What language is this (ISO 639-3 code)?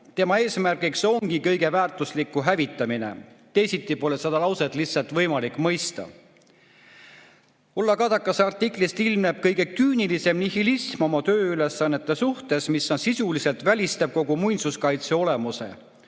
est